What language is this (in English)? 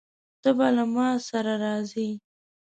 Pashto